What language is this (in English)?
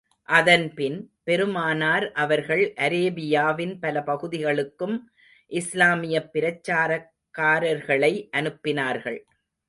Tamil